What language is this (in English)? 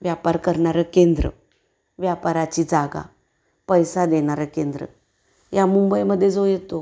Marathi